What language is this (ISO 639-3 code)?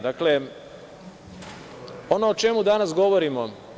srp